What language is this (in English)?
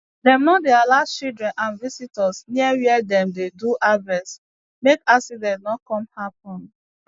Nigerian Pidgin